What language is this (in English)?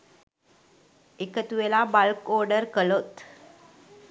Sinhala